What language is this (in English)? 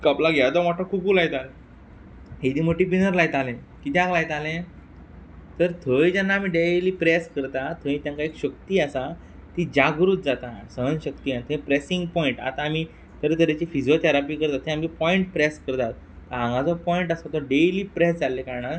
Konkani